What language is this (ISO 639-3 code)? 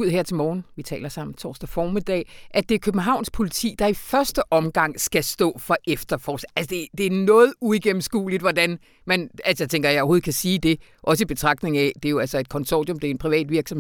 dan